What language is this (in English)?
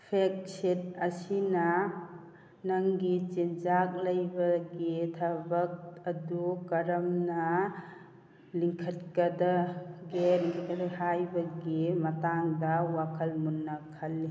Manipuri